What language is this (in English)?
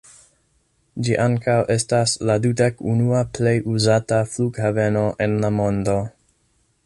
Esperanto